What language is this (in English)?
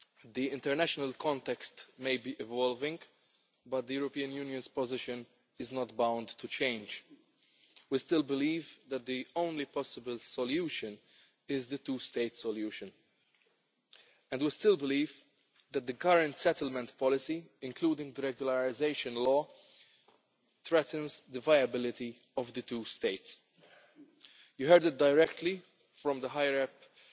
English